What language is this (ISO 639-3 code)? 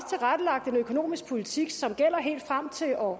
dan